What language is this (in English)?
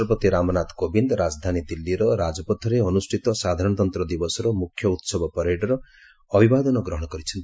Odia